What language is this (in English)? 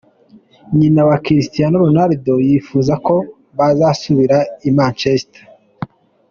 Kinyarwanda